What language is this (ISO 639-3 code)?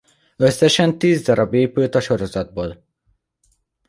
hun